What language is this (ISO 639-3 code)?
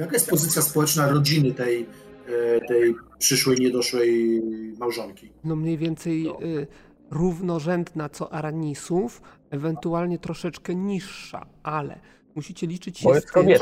pol